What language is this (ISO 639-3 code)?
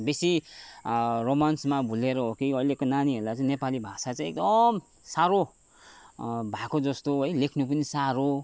nep